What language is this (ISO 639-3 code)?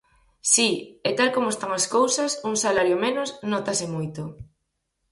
glg